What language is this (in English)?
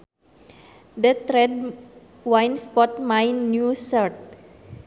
Sundanese